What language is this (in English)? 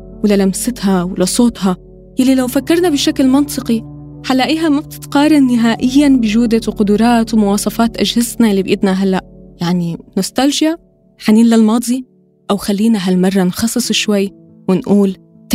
Arabic